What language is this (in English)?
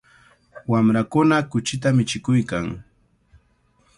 Cajatambo North Lima Quechua